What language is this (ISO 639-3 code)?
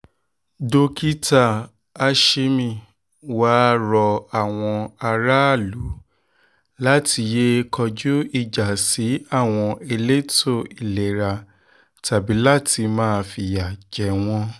yor